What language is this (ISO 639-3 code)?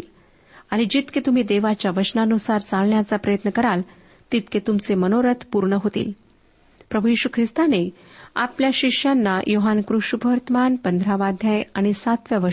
mar